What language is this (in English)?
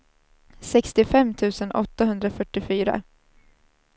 Swedish